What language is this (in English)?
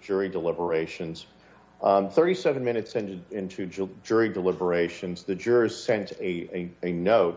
English